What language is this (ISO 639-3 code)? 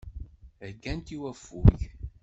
kab